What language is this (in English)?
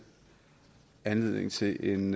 Danish